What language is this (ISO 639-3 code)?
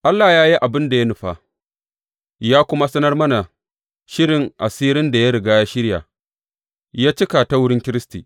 hau